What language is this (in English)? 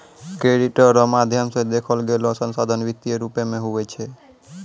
Maithili